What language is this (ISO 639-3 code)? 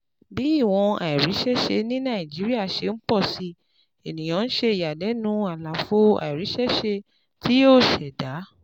yor